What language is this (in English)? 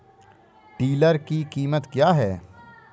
Hindi